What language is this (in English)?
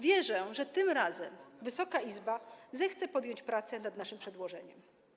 Polish